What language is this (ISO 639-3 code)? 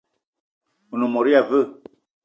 eto